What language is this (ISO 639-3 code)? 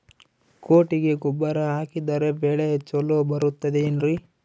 kan